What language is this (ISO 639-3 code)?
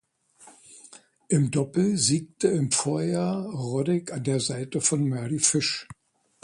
deu